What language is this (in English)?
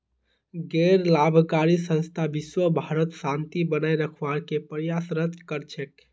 Magahi